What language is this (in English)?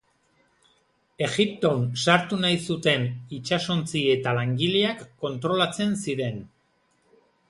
Basque